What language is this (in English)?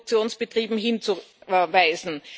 German